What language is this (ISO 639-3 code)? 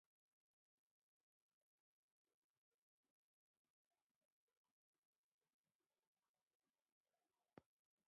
nnh